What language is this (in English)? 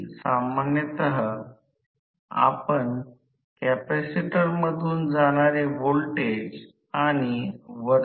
Marathi